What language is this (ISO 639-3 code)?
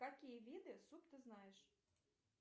rus